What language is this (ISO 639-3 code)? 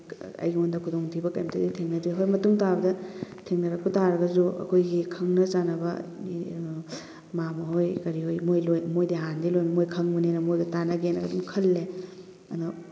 mni